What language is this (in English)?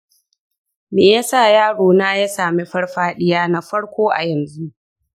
Hausa